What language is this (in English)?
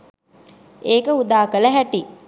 Sinhala